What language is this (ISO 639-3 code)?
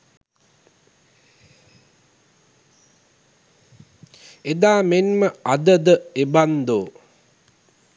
sin